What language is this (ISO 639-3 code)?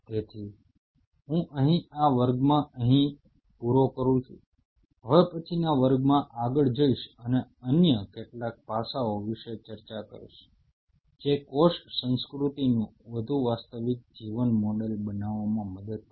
guj